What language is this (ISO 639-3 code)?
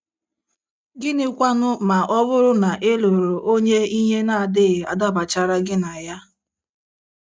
ibo